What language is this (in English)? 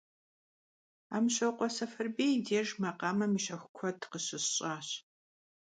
Kabardian